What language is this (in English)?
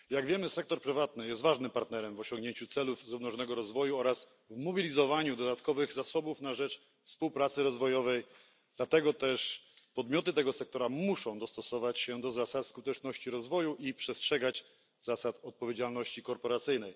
Polish